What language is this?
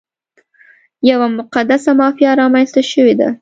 Pashto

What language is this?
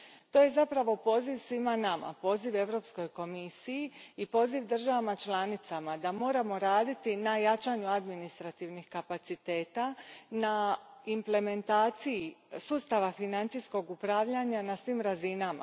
Croatian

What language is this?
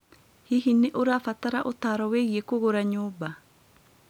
Kikuyu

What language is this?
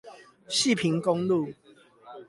Chinese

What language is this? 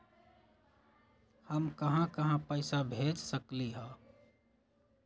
Magahi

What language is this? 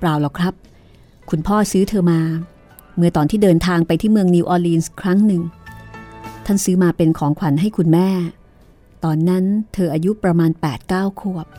Thai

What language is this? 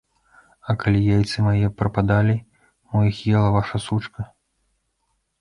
Belarusian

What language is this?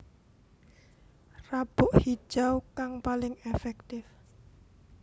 Javanese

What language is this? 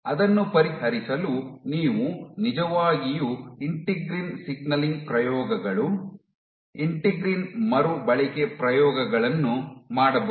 Kannada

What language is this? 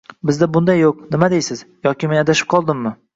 Uzbek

